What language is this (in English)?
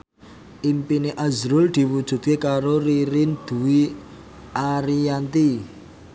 Javanese